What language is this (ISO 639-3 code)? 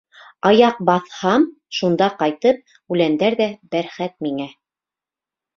bak